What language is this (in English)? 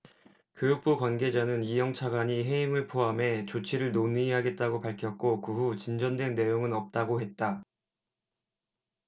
Korean